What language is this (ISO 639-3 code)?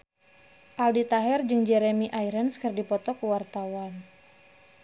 sun